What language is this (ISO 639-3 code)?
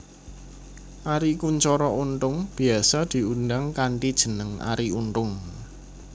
jav